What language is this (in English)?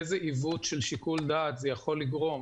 Hebrew